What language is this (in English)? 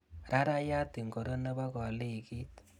Kalenjin